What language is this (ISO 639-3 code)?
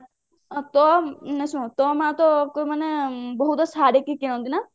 ori